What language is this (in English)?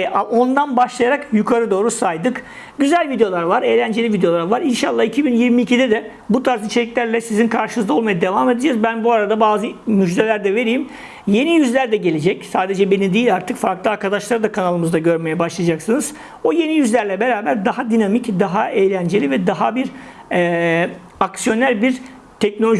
Turkish